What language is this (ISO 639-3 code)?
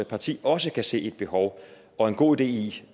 dan